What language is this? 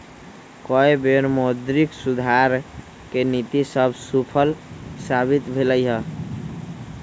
Magahi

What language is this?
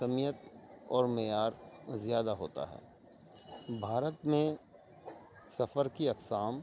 Urdu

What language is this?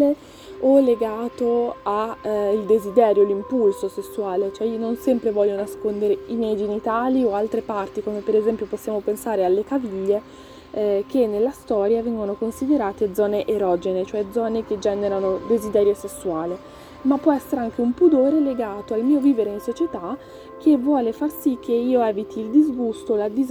Italian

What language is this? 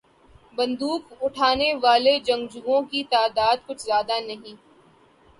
Urdu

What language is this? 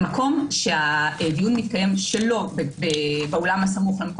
Hebrew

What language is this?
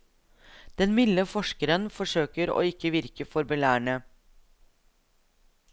Norwegian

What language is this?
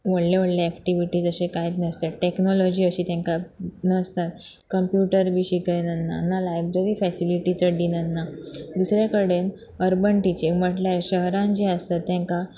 Konkani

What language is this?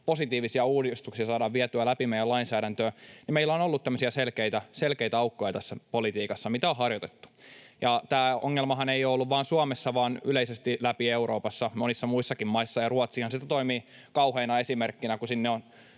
Finnish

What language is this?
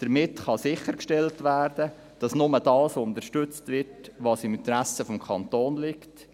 Swiss German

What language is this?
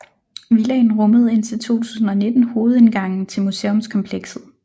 Danish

